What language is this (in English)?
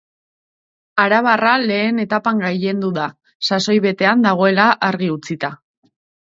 Basque